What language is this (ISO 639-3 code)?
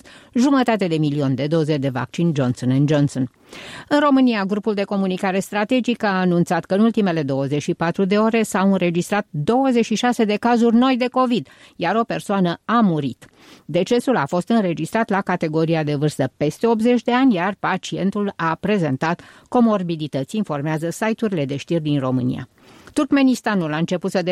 ron